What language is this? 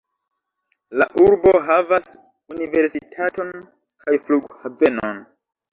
Esperanto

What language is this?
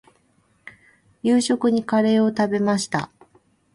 Japanese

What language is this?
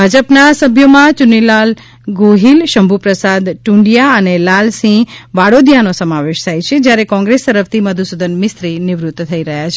Gujarati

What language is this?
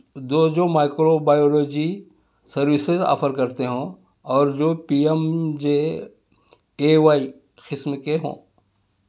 Urdu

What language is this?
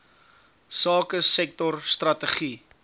Afrikaans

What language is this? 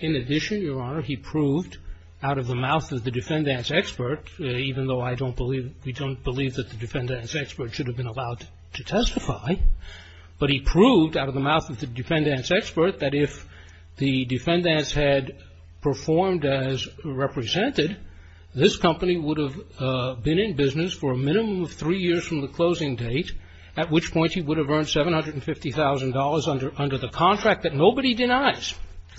English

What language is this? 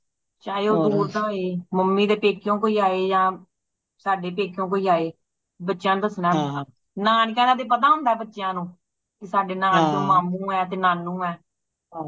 Punjabi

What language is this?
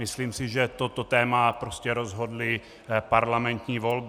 Czech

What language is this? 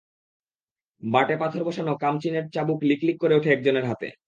Bangla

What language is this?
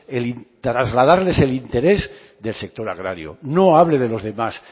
Spanish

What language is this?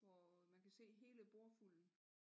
Danish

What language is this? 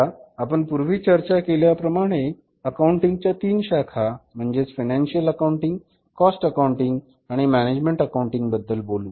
Marathi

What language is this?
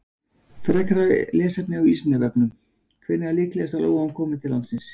Icelandic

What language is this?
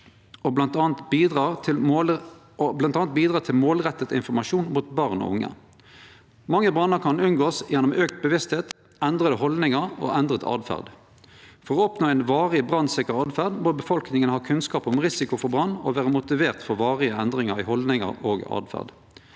Norwegian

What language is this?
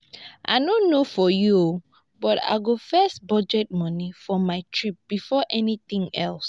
Nigerian Pidgin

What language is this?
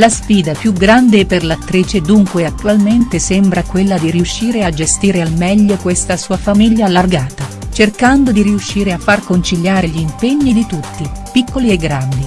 Italian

